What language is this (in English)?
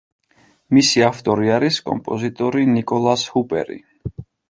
Georgian